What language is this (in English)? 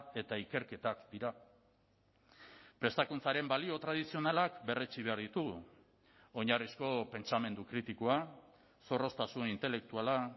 Basque